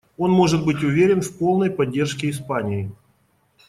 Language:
Russian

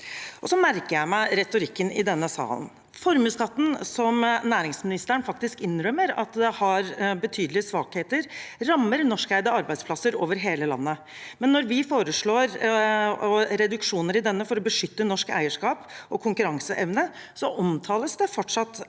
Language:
Norwegian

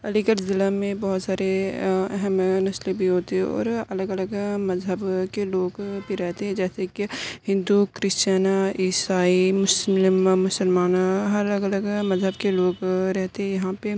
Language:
Urdu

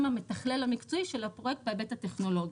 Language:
Hebrew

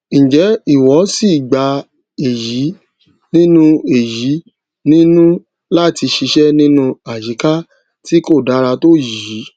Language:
Yoruba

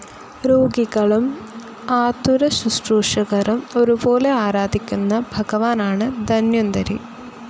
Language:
Malayalam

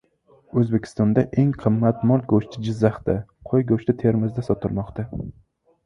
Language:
Uzbek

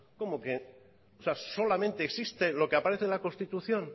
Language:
Spanish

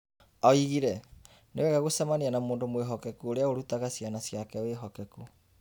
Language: Kikuyu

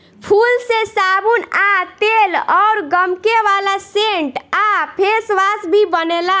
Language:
Bhojpuri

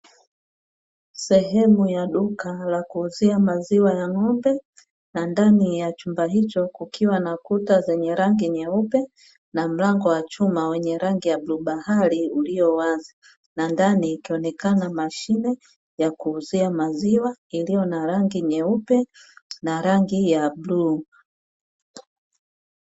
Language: Swahili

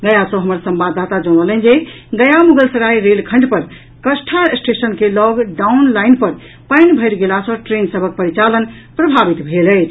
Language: Maithili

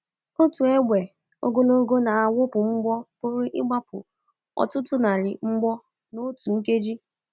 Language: Igbo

